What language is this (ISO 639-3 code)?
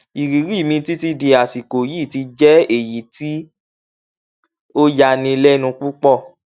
yor